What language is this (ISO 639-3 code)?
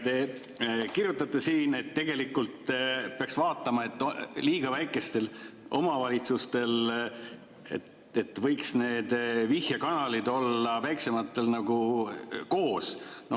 est